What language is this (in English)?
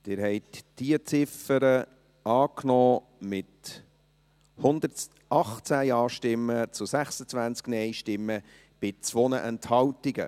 Swiss German